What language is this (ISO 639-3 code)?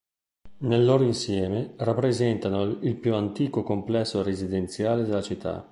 ita